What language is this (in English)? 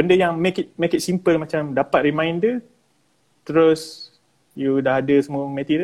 Malay